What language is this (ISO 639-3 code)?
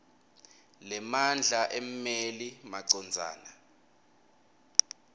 ssw